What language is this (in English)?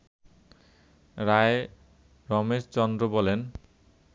Bangla